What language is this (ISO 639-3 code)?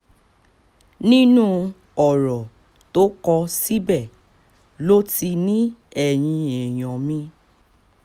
yor